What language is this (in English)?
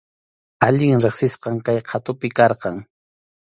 Arequipa-La Unión Quechua